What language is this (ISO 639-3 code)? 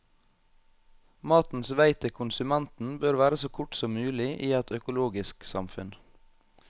nor